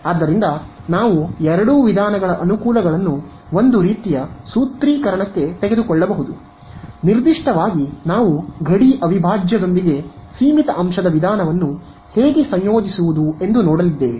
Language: Kannada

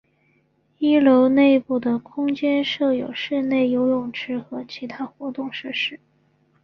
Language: Chinese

